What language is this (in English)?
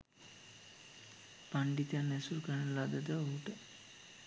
Sinhala